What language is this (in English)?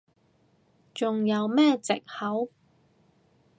Cantonese